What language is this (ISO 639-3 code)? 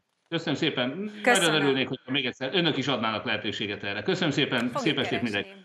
hun